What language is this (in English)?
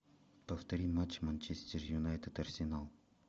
Russian